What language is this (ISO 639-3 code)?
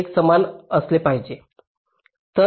mar